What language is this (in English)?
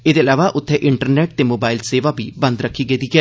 Dogri